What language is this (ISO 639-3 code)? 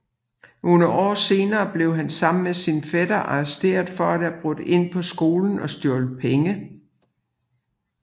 dan